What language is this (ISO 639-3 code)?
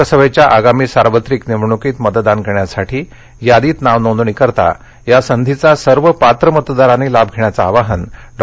mar